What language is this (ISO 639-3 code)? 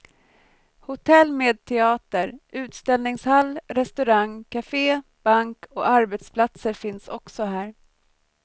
swe